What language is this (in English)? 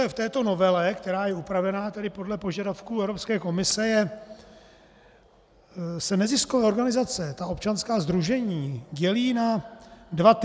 Czech